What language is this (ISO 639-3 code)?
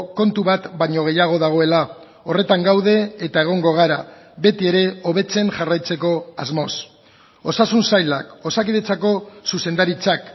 eus